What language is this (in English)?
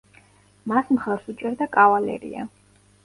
Georgian